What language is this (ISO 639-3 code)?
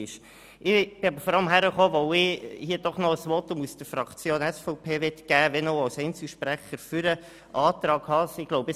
gsw